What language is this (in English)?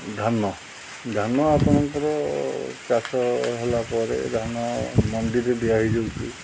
Odia